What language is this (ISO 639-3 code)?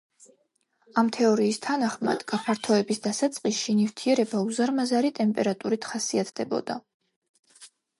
kat